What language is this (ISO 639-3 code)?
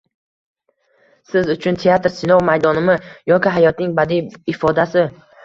uzb